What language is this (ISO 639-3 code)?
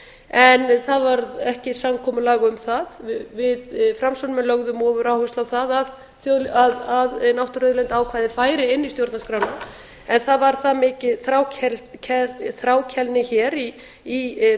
isl